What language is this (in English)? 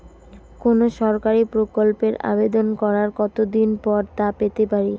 Bangla